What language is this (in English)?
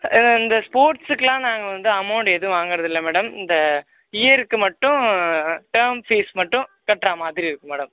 Tamil